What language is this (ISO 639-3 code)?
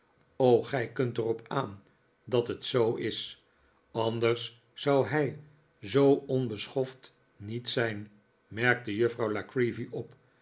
nld